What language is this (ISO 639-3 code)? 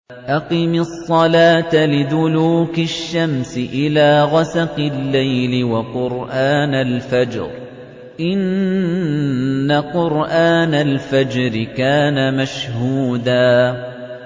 ara